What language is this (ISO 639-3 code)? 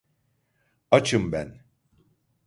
tur